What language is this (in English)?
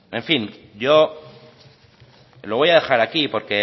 Spanish